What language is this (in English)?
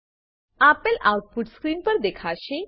Gujarati